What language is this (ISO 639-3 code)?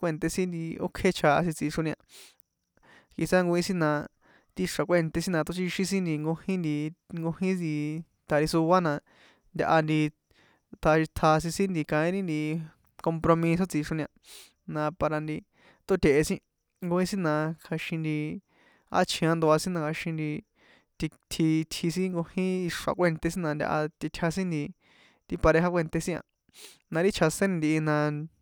poe